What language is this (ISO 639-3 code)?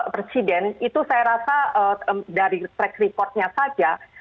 ind